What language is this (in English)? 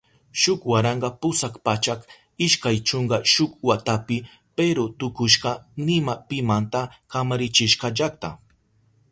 Southern Pastaza Quechua